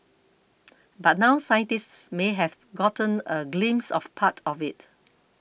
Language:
English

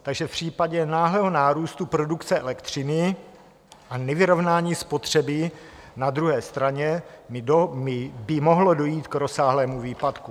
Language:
Czech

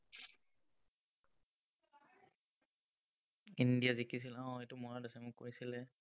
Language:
Assamese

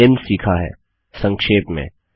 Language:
Hindi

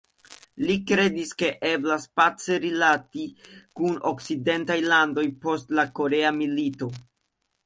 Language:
Esperanto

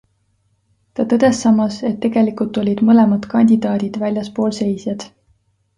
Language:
Estonian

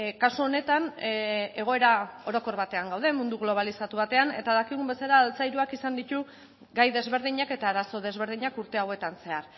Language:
Basque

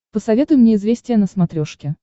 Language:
Russian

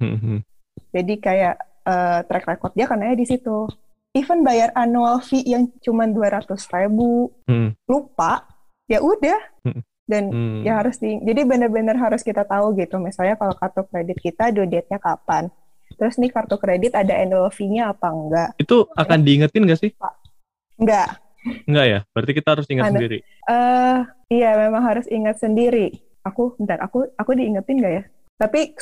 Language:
Indonesian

